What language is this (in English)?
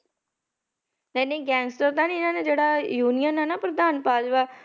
Punjabi